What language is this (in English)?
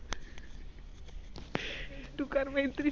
Marathi